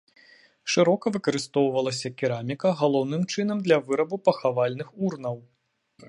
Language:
Belarusian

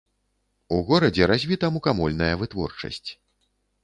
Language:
Belarusian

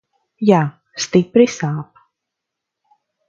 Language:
Latvian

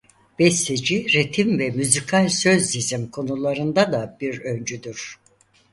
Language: Turkish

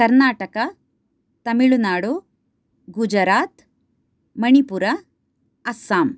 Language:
Sanskrit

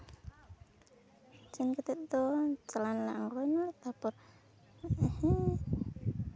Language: Santali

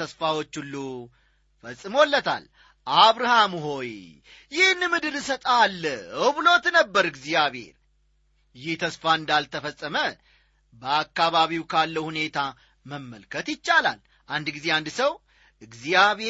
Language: Amharic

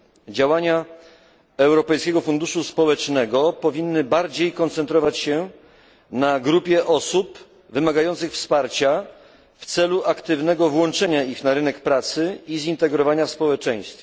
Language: Polish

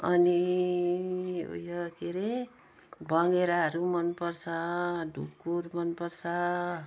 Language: Nepali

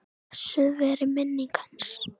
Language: Icelandic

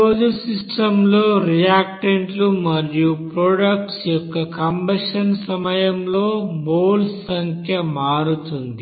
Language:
Telugu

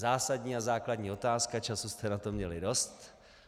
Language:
Czech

